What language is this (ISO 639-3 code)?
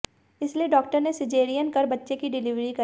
hin